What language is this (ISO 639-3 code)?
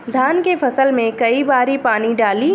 bho